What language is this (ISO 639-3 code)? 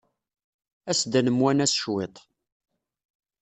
kab